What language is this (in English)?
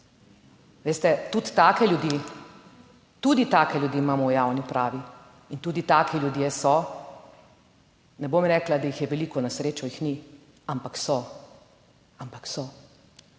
Slovenian